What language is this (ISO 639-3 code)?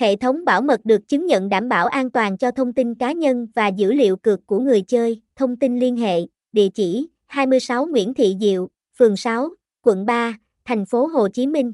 vie